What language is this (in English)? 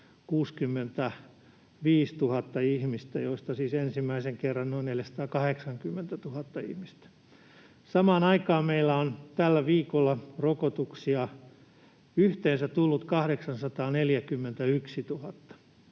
Finnish